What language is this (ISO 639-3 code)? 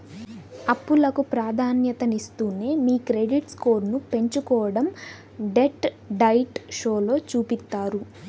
tel